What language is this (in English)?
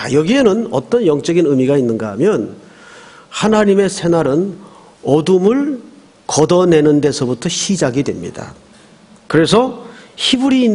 Korean